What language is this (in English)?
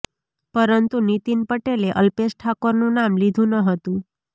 Gujarati